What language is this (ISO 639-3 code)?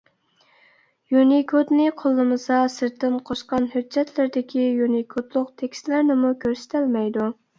uig